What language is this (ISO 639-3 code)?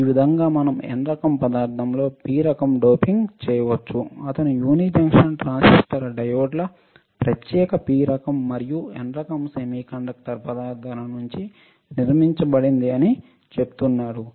tel